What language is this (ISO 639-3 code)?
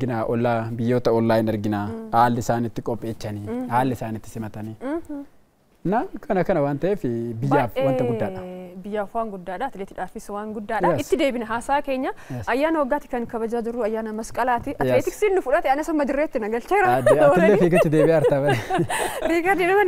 ara